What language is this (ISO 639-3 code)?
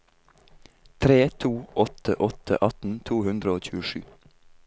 nor